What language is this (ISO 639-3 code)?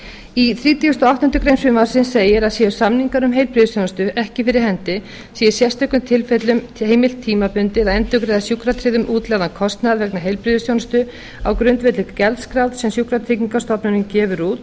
isl